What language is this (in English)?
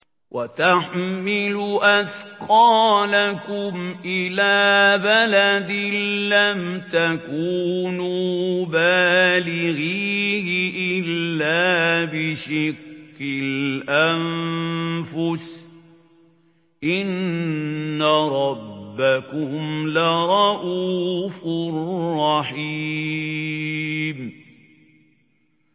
Arabic